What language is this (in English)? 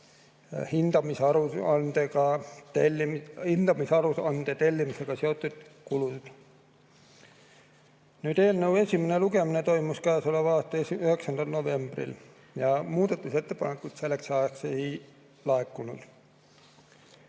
Estonian